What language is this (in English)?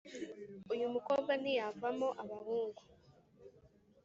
Kinyarwanda